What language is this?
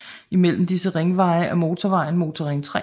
Danish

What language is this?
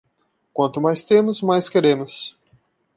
Portuguese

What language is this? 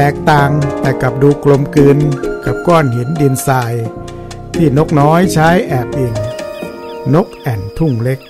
Thai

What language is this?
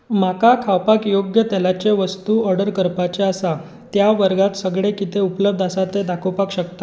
Konkani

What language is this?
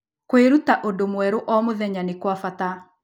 Kikuyu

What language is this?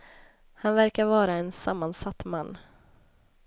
Swedish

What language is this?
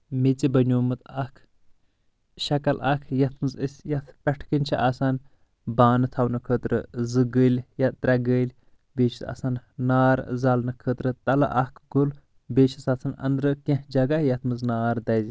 Kashmiri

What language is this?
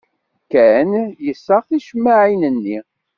Kabyle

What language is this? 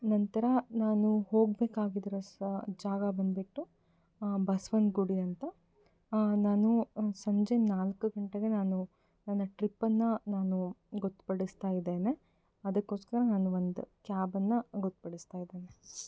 Kannada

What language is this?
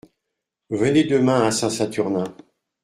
French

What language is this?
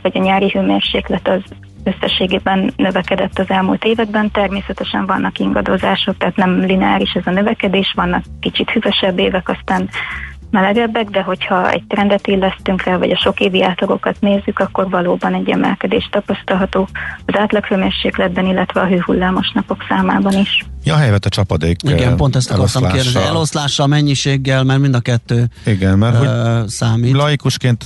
Hungarian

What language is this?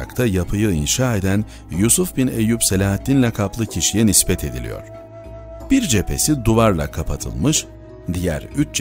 Turkish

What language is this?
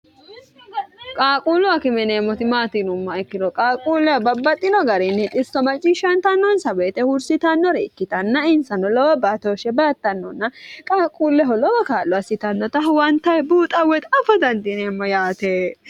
Sidamo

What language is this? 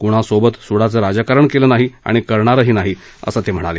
Marathi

